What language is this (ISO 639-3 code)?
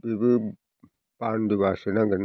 brx